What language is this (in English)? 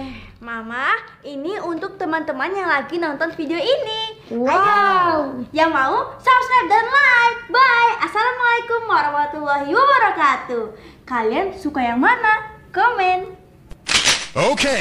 Indonesian